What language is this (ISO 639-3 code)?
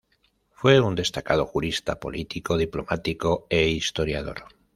spa